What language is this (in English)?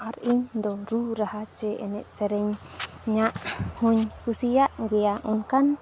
Santali